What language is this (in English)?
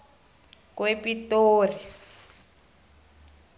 South Ndebele